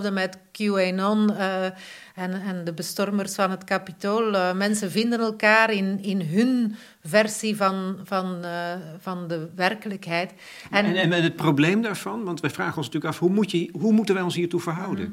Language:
Dutch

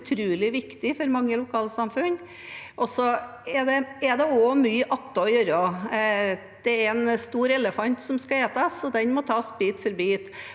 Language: Norwegian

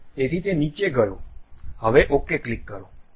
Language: Gujarati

